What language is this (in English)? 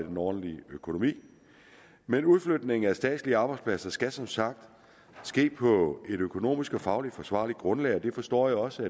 Danish